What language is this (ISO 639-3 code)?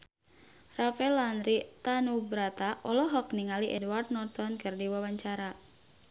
sun